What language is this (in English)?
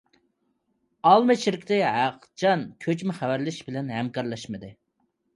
Uyghur